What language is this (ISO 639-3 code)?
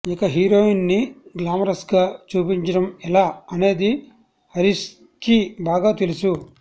tel